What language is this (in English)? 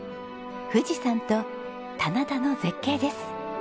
Japanese